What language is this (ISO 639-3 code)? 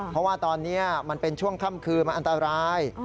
tha